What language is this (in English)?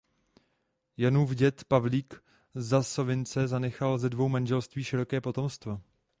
Czech